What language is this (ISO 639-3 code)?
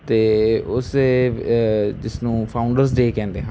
pan